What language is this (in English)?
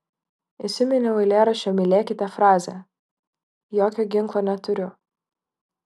Lithuanian